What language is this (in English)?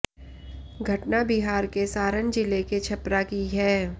Hindi